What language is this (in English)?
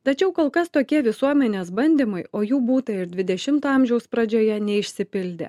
Lithuanian